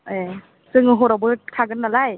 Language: Bodo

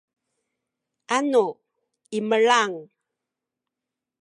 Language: Sakizaya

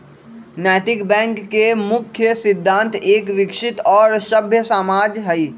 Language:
Magahi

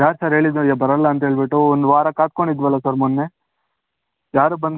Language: Kannada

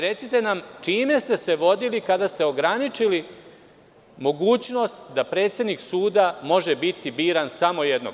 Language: Serbian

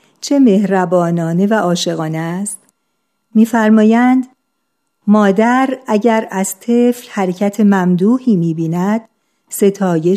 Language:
Persian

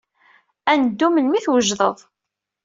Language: Kabyle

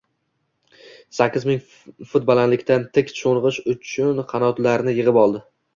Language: Uzbek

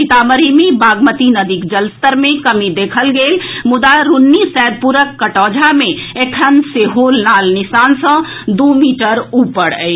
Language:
Maithili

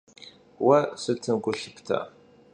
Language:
Kabardian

